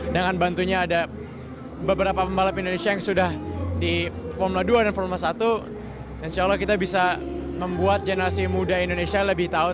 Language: Indonesian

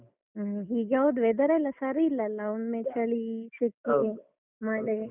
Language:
Kannada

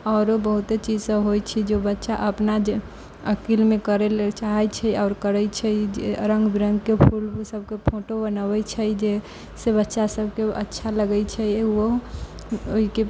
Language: Maithili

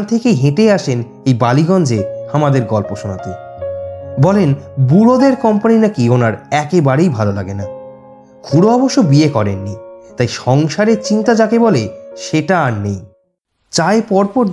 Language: Bangla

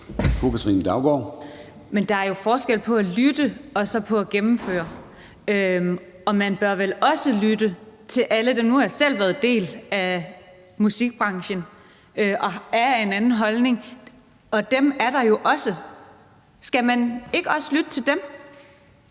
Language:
Danish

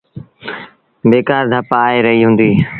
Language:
Sindhi Bhil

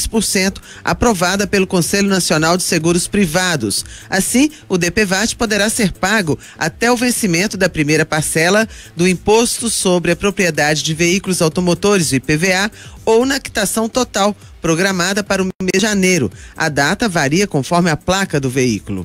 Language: Portuguese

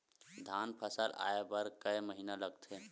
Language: Chhattisgarhi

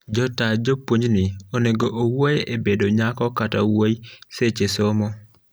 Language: Luo (Kenya and Tanzania)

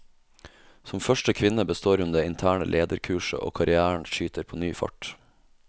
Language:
Norwegian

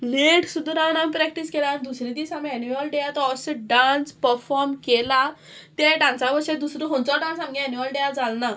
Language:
Konkani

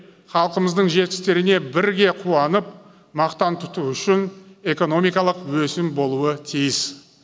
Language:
Kazakh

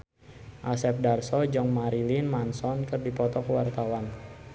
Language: Sundanese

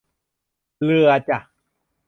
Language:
Thai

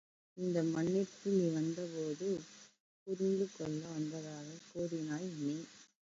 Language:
Tamil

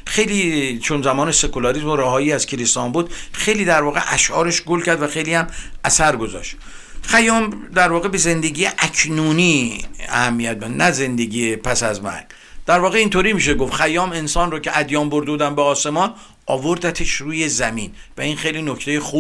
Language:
Persian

